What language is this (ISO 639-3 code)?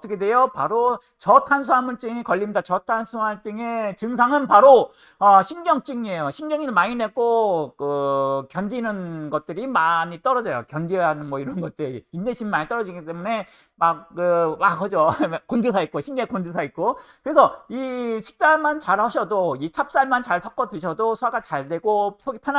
kor